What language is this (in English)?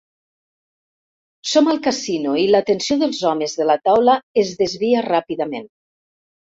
Catalan